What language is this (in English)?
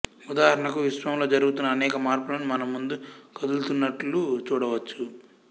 Telugu